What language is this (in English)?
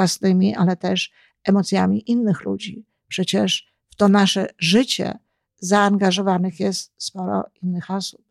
Polish